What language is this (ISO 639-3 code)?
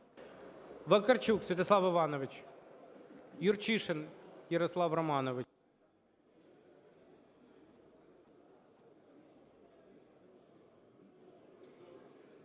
ukr